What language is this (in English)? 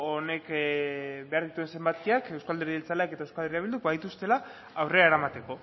Basque